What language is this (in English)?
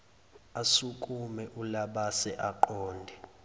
Zulu